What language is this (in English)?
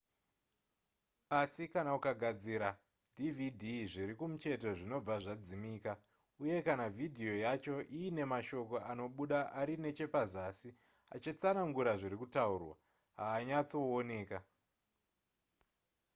Shona